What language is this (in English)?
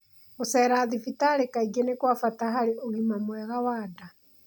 Kikuyu